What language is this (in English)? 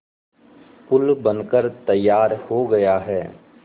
Hindi